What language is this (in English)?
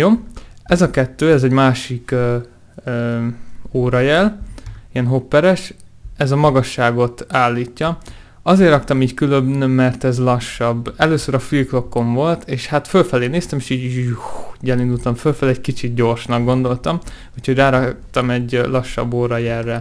Hungarian